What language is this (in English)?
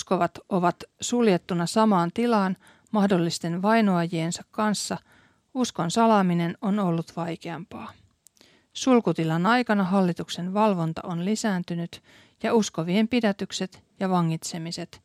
Finnish